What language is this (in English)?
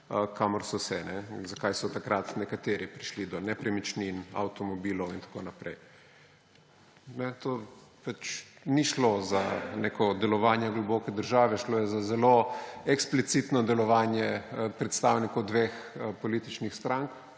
Slovenian